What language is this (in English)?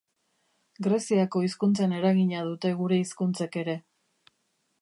Basque